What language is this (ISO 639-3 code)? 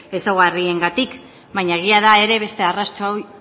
eus